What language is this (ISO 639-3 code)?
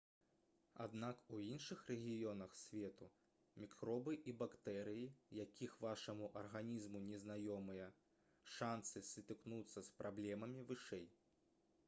bel